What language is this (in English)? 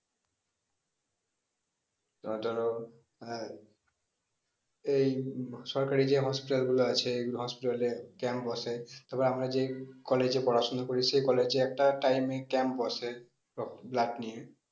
Bangla